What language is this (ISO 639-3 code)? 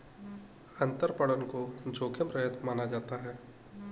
hin